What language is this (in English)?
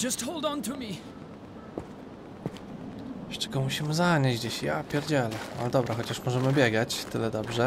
Polish